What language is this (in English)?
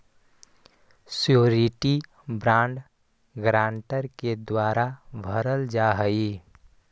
Magahi